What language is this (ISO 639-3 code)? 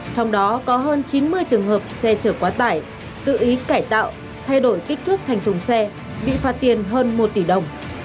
vie